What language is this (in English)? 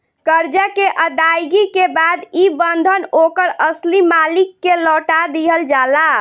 Bhojpuri